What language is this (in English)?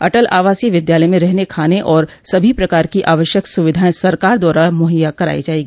Hindi